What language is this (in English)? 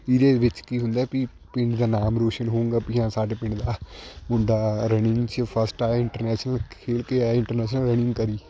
Punjabi